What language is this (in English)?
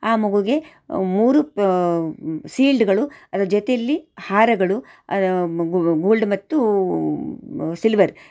Kannada